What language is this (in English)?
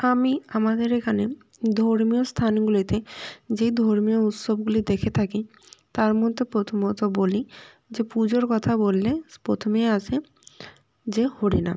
Bangla